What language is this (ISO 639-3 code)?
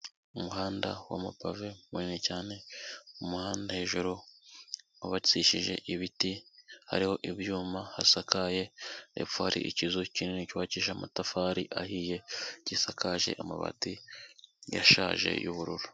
kin